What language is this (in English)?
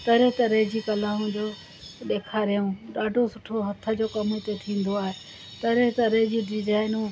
Sindhi